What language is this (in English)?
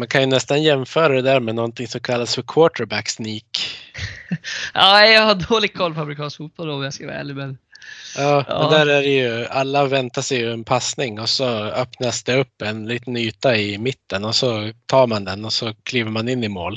Swedish